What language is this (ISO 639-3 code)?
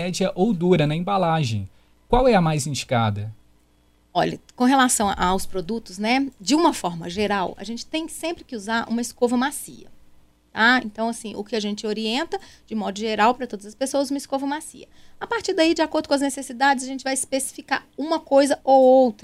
por